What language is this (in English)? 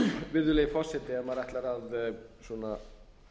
Icelandic